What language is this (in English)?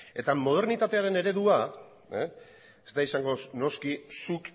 Basque